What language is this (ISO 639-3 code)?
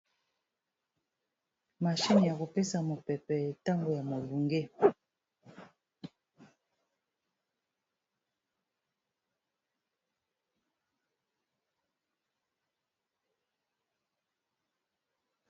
lin